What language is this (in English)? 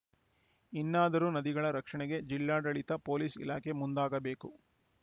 Kannada